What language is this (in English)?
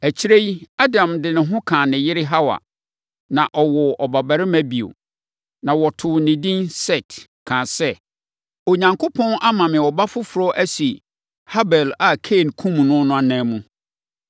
Akan